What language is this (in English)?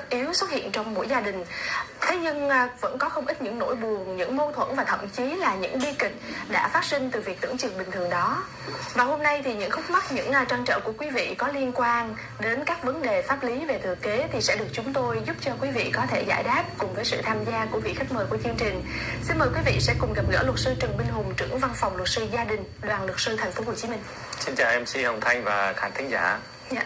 Vietnamese